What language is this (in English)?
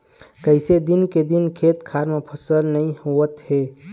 Chhattisgarhi